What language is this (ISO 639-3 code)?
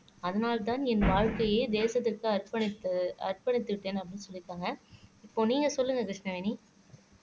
tam